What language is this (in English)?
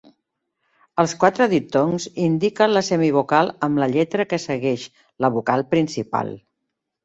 Catalan